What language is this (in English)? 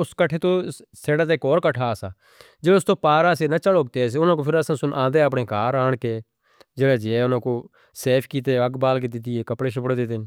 Northern Hindko